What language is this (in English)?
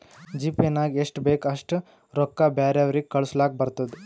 Kannada